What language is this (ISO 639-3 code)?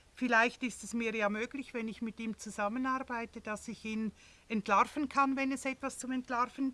deu